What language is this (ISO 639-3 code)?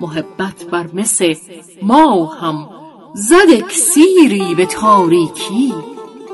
fas